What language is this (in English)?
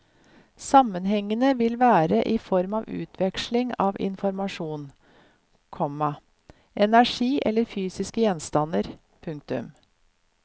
Norwegian